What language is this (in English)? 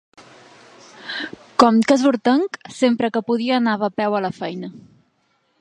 Catalan